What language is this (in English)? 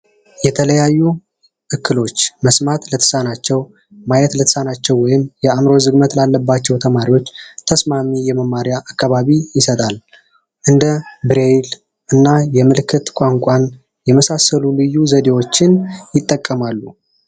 Amharic